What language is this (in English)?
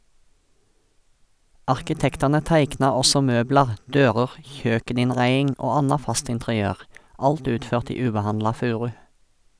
Norwegian